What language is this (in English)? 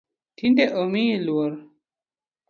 Luo (Kenya and Tanzania)